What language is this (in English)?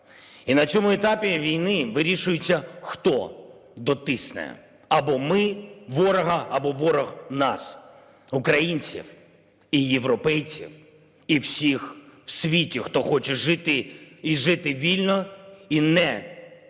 Ukrainian